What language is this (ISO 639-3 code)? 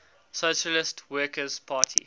eng